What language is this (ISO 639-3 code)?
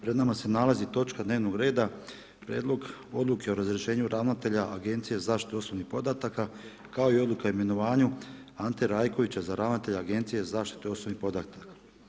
hrv